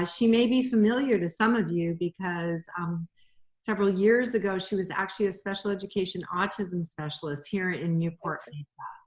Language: English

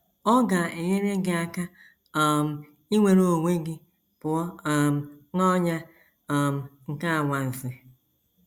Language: Igbo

